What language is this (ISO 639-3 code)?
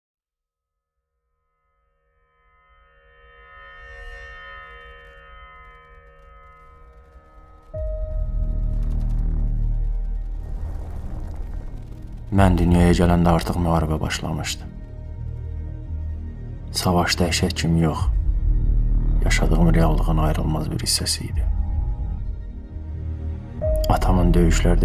tur